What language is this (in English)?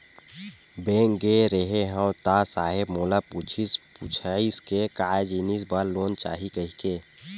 Chhattisgarhi